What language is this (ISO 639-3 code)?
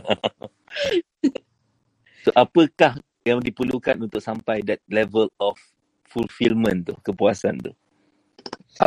msa